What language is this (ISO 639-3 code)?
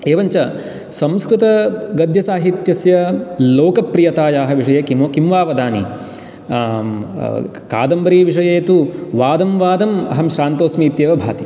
san